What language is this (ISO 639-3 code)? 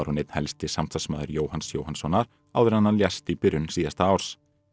isl